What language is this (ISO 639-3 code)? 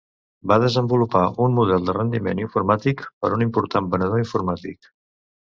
cat